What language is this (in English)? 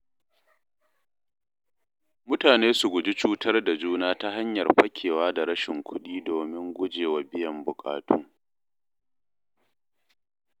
Hausa